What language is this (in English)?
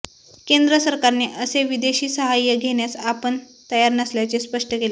Marathi